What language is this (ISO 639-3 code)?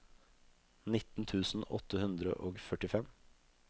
nor